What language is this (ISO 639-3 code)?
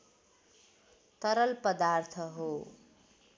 nep